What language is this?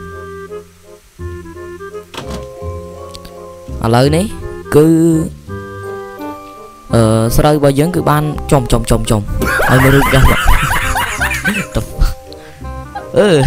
Vietnamese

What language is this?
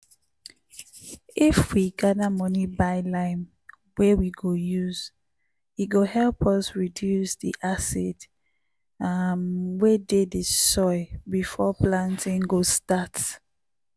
Nigerian Pidgin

